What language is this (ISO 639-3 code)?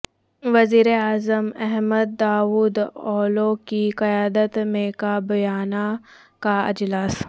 urd